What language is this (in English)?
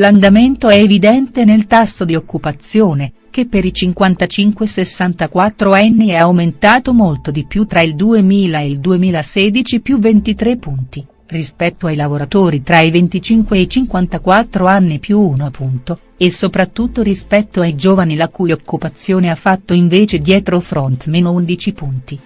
Italian